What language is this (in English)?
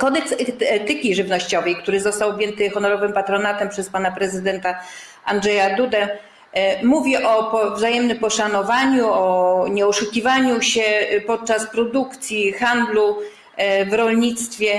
Polish